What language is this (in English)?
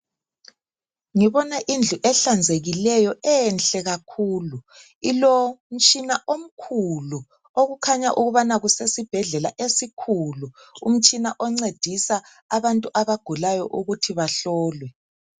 North Ndebele